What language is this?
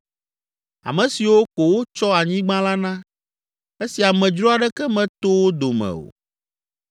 Ewe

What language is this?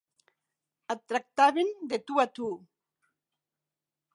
Catalan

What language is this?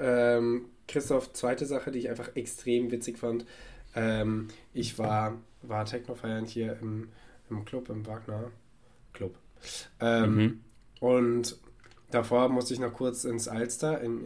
German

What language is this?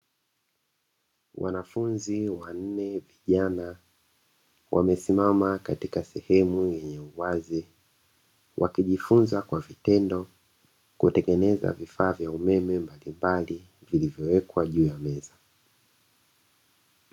Swahili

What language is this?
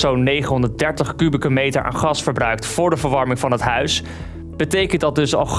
Dutch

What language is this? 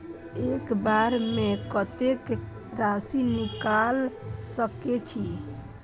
Maithili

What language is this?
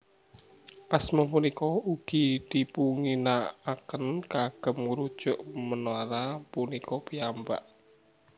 Javanese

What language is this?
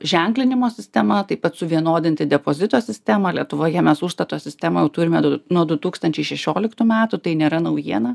Lithuanian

